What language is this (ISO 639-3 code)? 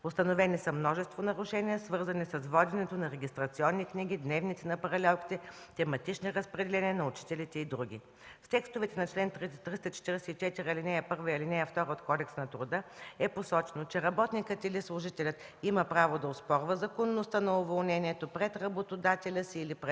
bul